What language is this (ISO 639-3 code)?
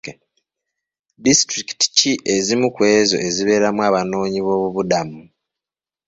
lug